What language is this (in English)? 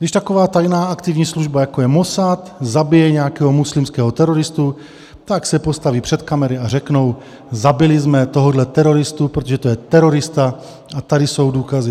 Czech